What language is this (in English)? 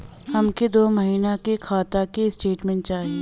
Bhojpuri